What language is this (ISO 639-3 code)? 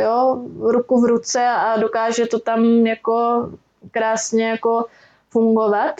ces